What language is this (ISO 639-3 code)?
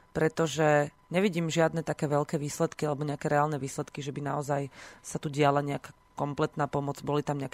slk